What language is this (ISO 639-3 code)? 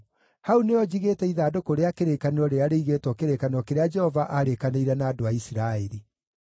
kik